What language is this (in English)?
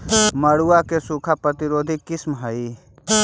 Magahi